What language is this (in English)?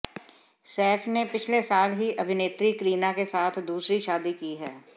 Hindi